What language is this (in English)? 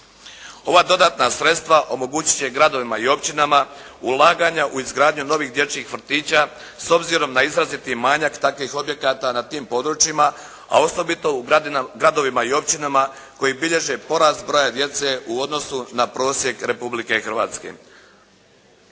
Croatian